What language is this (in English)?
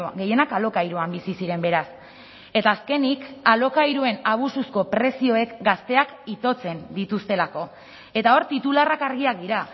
Basque